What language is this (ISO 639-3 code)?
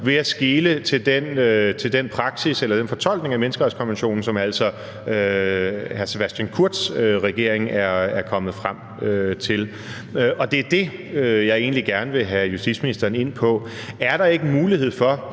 dan